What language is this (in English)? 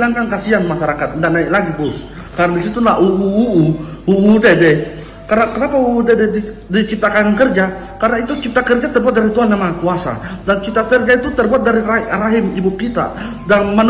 Indonesian